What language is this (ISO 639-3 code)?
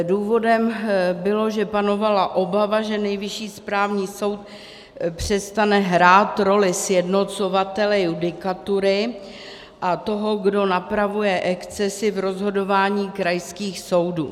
ces